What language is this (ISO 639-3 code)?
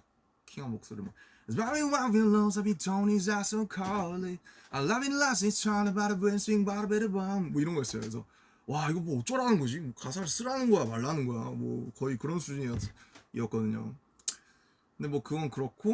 kor